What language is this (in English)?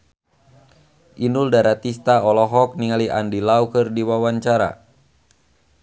Sundanese